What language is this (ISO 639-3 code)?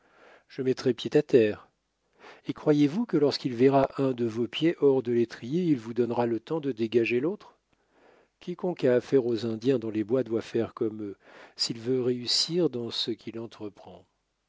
fra